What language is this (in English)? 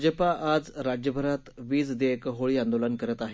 Marathi